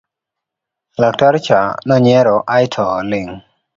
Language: Luo (Kenya and Tanzania)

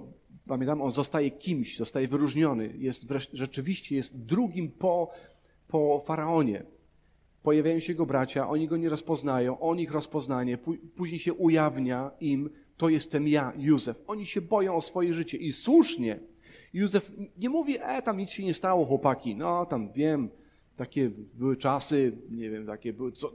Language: Polish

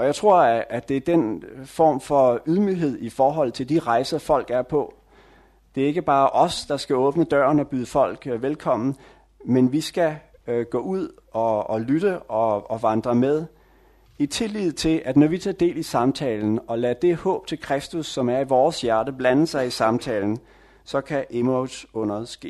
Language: Danish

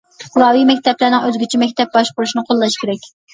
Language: Uyghur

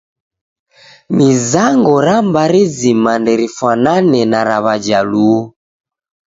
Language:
Taita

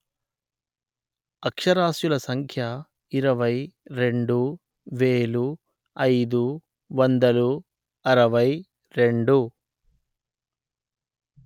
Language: Telugu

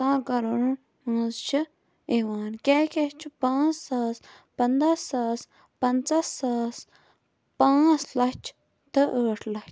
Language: Kashmiri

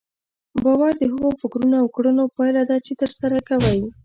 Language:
Pashto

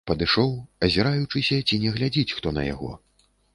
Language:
Belarusian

